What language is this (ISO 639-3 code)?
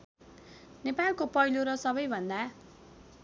nep